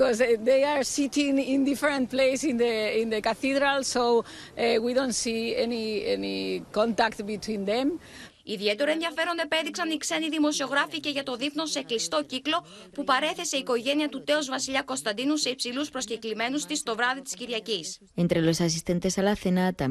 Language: Greek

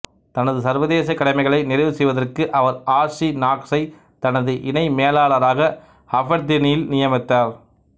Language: Tamil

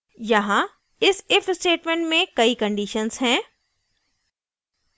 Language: Hindi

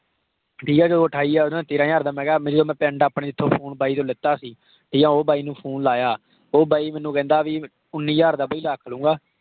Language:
Punjabi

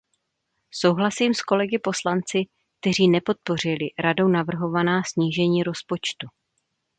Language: Czech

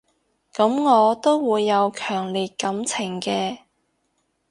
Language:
Cantonese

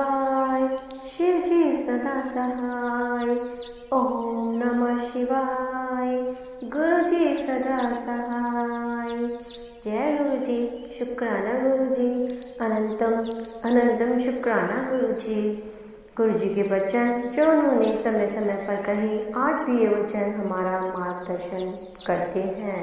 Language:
Hindi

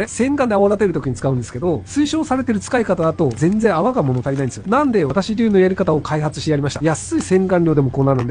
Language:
Japanese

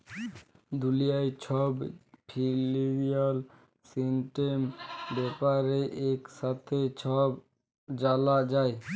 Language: Bangla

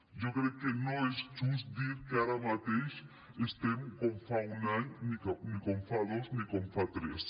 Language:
Catalan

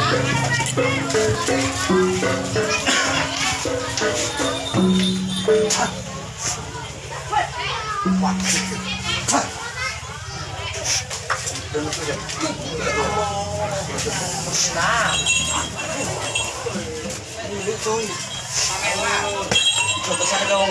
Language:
Portuguese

